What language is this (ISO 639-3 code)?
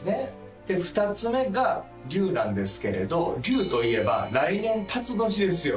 jpn